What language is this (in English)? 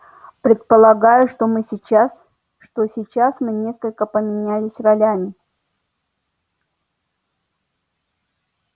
Russian